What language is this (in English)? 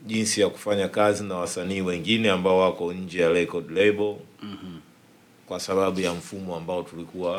Swahili